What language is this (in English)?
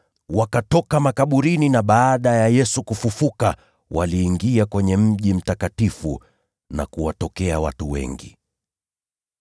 Swahili